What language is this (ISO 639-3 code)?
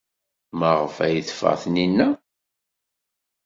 kab